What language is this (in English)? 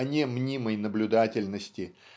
Russian